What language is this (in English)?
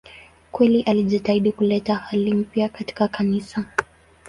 Swahili